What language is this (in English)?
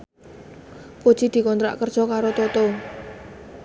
Javanese